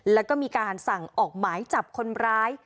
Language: Thai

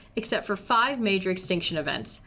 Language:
English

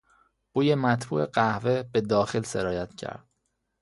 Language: Persian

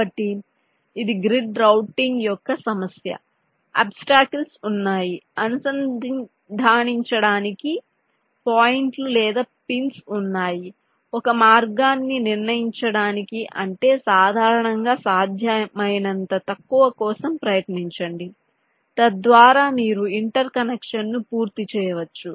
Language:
Telugu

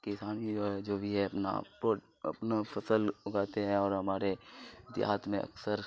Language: Urdu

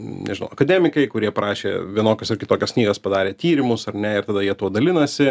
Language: Lithuanian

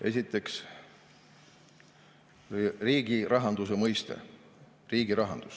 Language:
Estonian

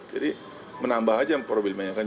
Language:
Indonesian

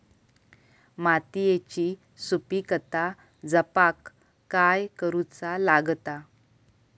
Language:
Marathi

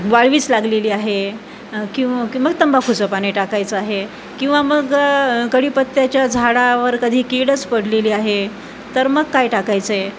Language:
Marathi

